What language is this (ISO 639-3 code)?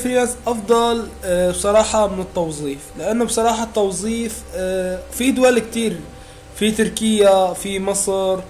ara